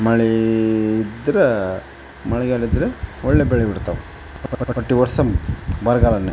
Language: Kannada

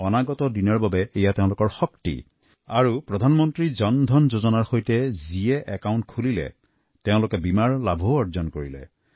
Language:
Assamese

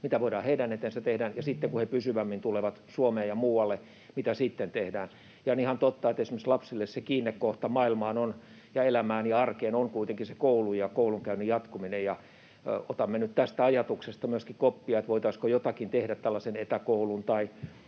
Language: Finnish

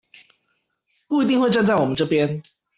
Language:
Chinese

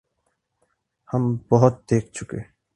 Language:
Urdu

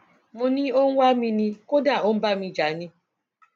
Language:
Yoruba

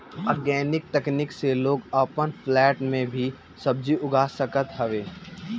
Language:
Bhojpuri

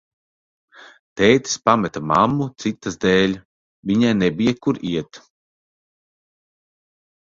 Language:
Latvian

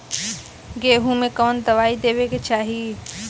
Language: Bhojpuri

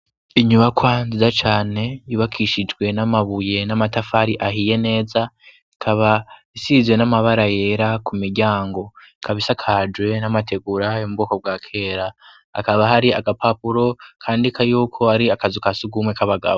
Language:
Rundi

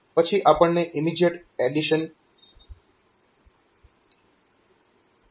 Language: Gujarati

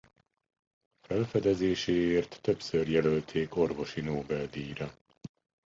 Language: Hungarian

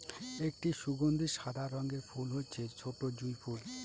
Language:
Bangla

